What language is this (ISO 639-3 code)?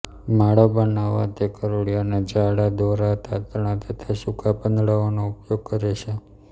guj